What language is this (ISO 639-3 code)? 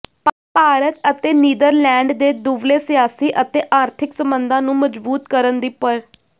pan